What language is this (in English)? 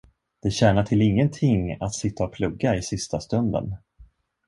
Swedish